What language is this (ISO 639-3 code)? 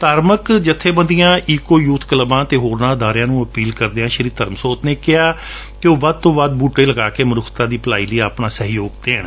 pan